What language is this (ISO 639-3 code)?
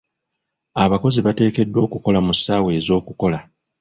lug